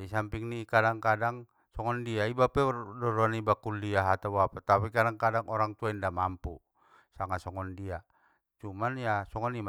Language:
Batak Mandailing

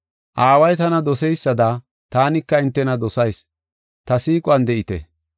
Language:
Gofa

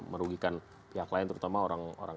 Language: Indonesian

